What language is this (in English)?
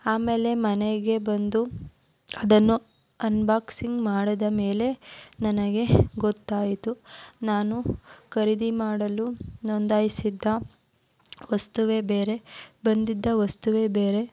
Kannada